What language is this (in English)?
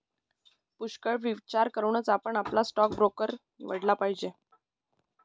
Marathi